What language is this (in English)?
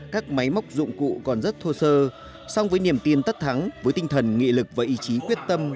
Vietnamese